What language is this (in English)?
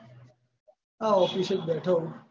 Gujarati